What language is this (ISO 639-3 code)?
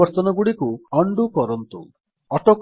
ori